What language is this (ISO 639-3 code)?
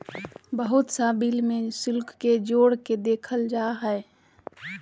mag